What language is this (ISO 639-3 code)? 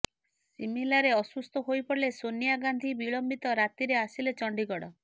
ori